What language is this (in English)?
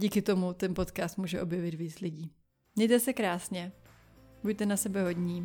Czech